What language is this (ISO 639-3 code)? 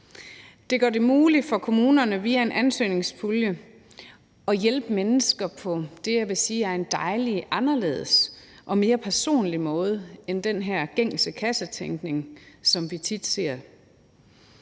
dan